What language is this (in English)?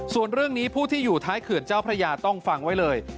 Thai